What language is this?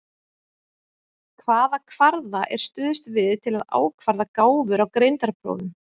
Icelandic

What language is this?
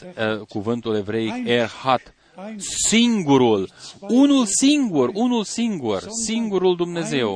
Romanian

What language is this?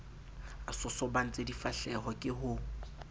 Southern Sotho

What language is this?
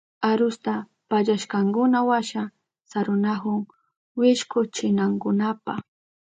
Southern Pastaza Quechua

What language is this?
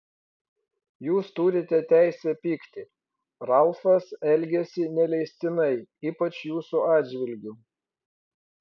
Lithuanian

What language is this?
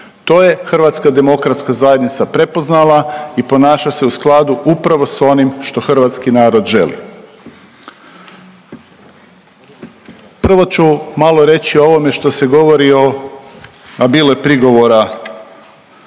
Croatian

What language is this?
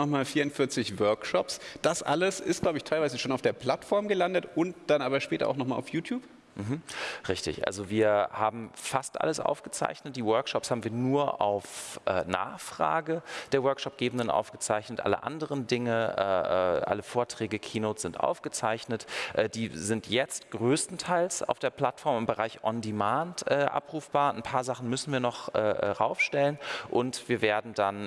German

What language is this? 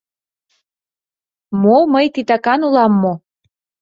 Mari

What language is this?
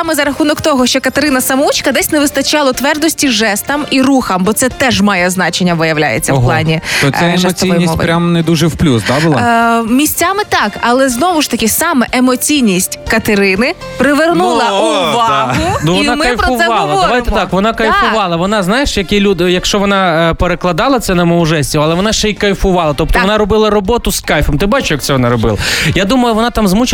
Ukrainian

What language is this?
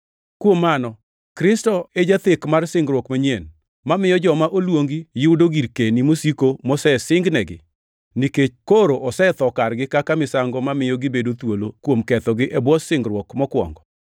Luo (Kenya and Tanzania)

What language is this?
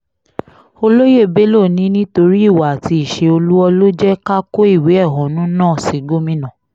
Yoruba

